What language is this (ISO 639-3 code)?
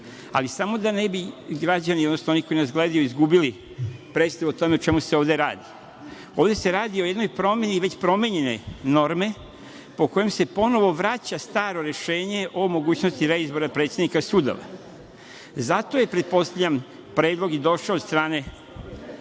srp